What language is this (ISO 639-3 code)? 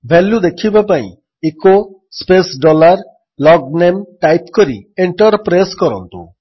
ori